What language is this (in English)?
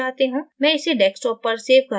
Hindi